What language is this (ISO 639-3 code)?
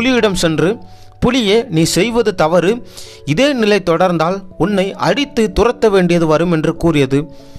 tam